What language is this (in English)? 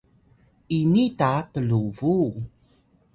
Atayal